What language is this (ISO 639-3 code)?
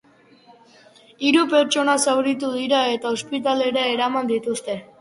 eus